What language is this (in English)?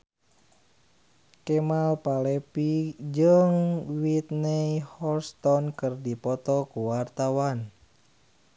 Sundanese